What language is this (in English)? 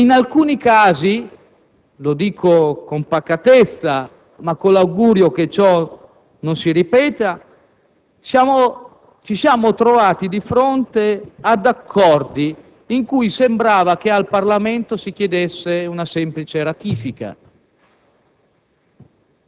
Italian